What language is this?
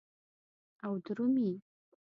Pashto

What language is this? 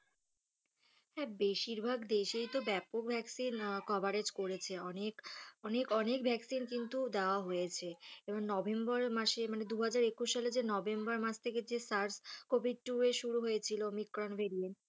Bangla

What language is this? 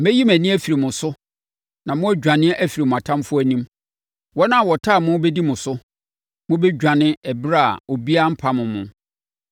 Akan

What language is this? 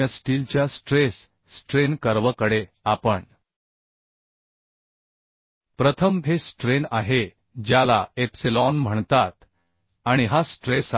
Marathi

